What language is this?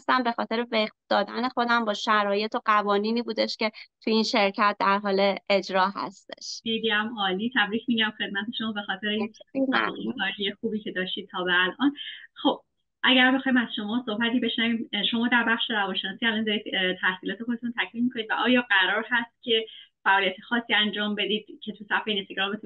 Persian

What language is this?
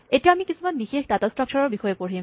Assamese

